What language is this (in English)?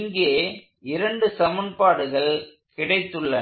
Tamil